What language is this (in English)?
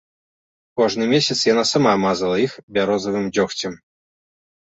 Belarusian